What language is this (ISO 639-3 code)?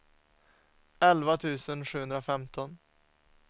swe